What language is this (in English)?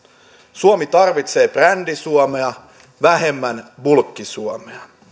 Finnish